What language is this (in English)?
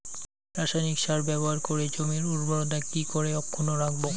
Bangla